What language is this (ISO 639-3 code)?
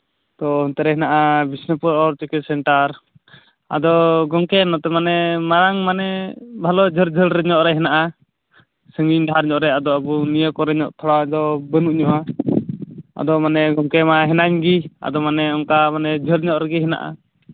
sat